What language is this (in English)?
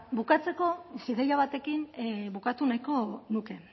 Basque